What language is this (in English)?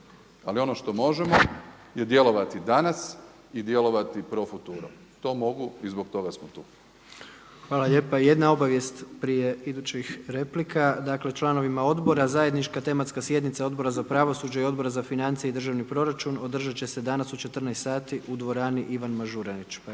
Croatian